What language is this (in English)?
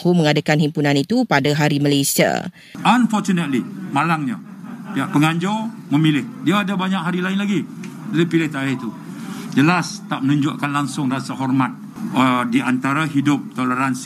Malay